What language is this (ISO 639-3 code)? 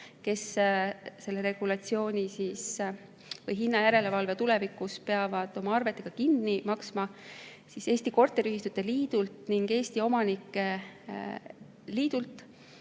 est